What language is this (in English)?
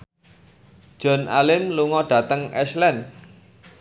Javanese